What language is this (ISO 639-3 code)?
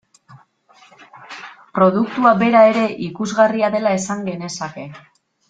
eus